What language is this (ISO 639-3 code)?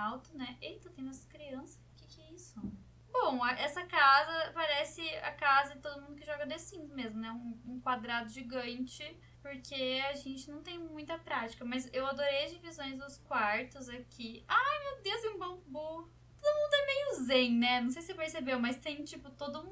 por